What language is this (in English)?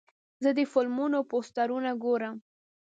Pashto